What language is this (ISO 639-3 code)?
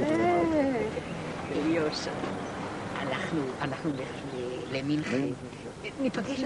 heb